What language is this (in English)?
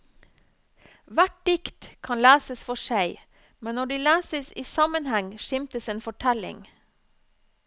Norwegian